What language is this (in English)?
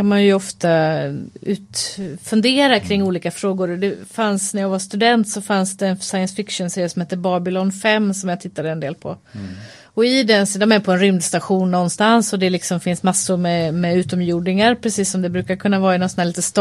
Swedish